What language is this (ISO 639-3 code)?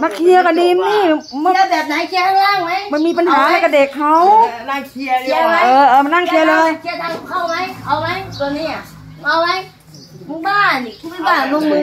tha